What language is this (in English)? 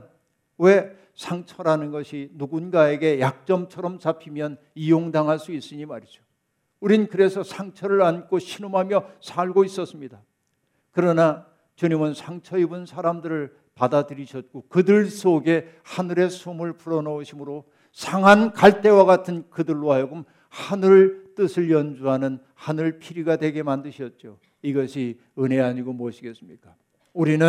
Korean